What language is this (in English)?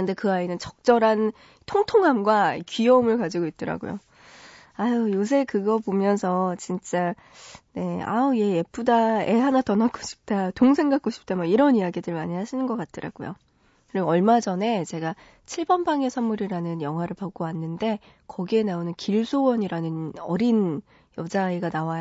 Korean